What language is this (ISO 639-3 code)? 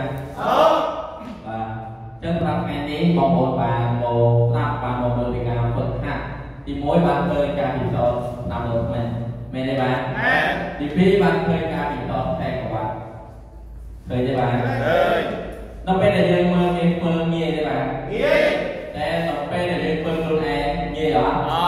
vie